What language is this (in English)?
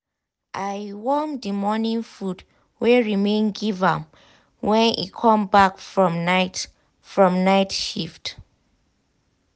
Nigerian Pidgin